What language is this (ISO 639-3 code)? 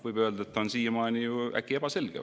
est